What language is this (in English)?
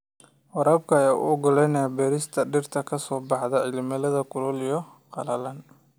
Somali